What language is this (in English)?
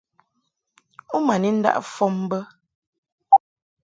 Mungaka